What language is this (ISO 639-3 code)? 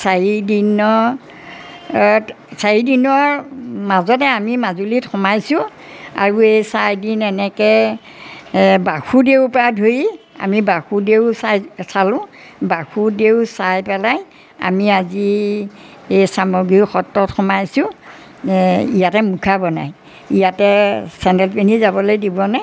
asm